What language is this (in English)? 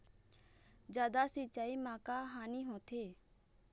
Chhattisgarhi